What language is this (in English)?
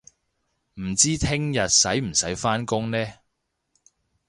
Cantonese